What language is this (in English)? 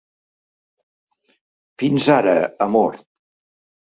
Catalan